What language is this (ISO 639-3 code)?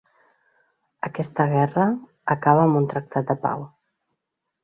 cat